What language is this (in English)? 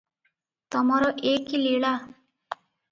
Odia